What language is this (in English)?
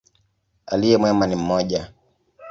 Swahili